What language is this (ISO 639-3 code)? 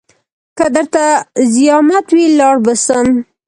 pus